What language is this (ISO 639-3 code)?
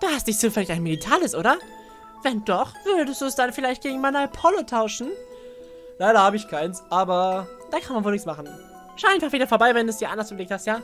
deu